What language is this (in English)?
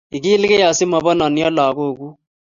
Kalenjin